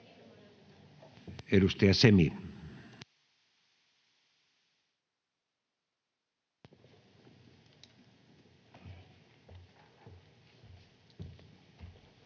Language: Finnish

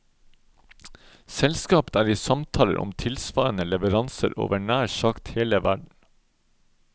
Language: Norwegian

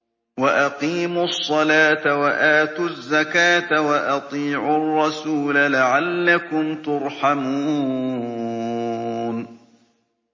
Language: Arabic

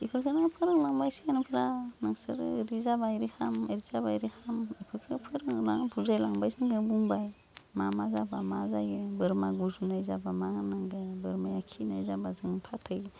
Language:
Bodo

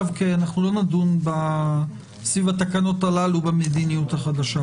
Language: Hebrew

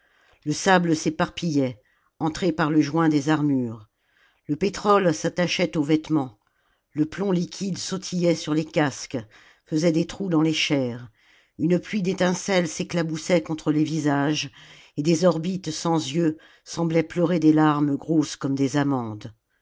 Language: French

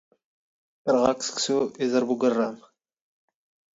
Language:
Standard Moroccan Tamazight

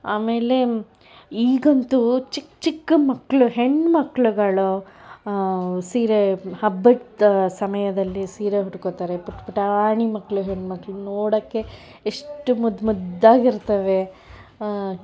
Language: Kannada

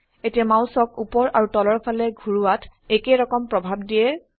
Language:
Assamese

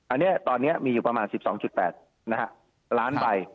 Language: Thai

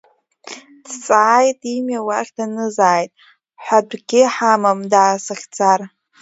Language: Abkhazian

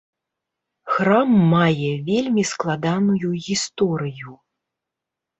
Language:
Belarusian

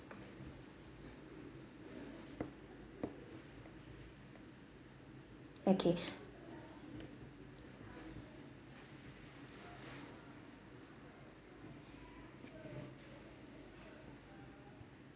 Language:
English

